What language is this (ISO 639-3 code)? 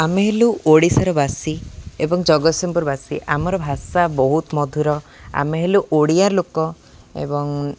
ori